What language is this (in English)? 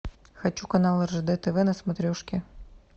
Russian